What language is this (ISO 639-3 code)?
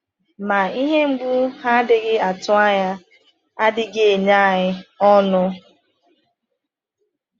ibo